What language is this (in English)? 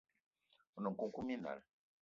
Eton (Cameroon)